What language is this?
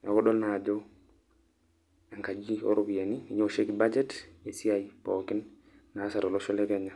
Masai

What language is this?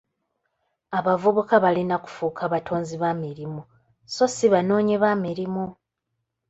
Ganda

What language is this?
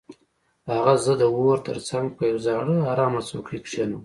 Pashto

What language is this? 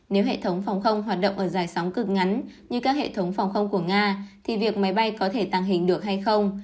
Vietnamese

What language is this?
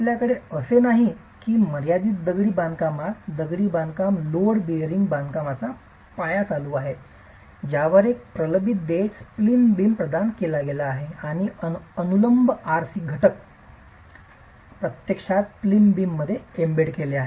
Marathi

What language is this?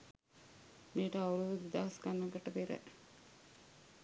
Sinhala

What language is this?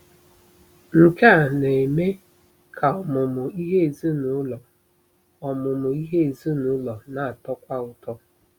Igbo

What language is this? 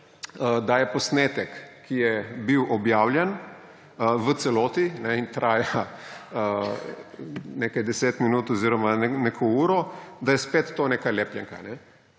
Slovenian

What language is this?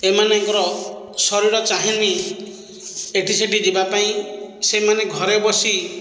Odia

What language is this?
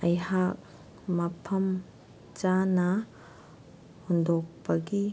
Manipuri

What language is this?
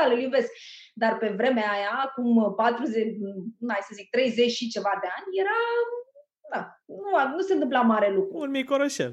Romanian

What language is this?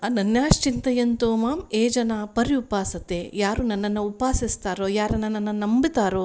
Kannada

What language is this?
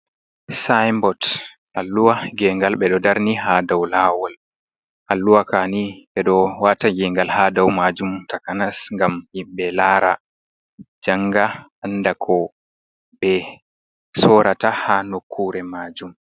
Fula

